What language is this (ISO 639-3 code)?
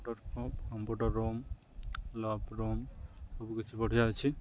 ori